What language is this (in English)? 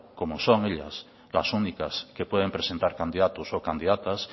Spanish